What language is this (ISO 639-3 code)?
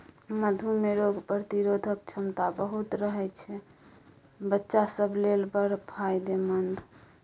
mai